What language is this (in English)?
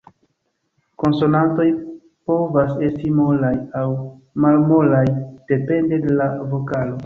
Esperanto